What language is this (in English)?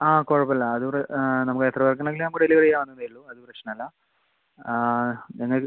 Malayalam